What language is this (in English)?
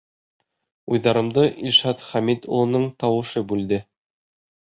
Bashkir